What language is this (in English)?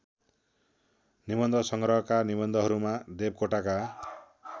Nepali